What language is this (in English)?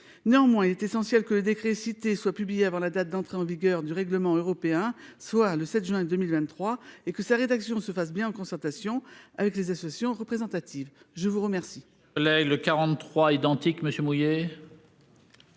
French